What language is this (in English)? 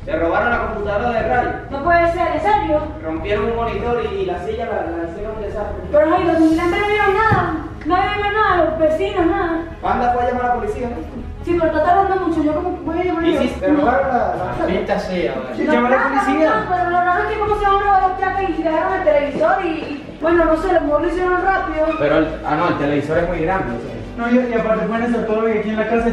Spanish